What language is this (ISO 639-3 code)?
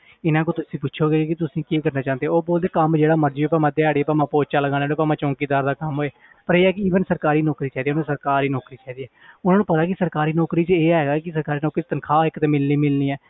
pan